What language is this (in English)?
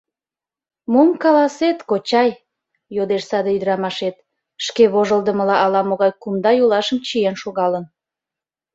Mari